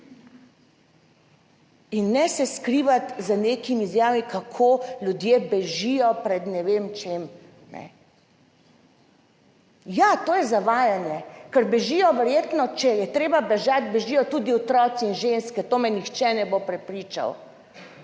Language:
Slovenian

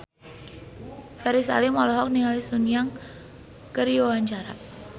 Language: Sundanese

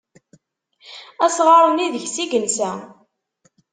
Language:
Kabyle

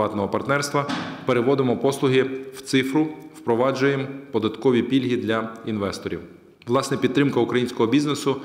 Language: Ukrainian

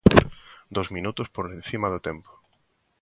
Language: Galician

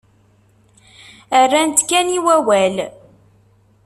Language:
Kabyle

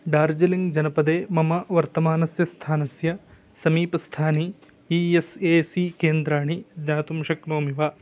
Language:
Sanskrit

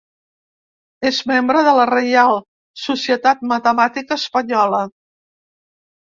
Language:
Catalan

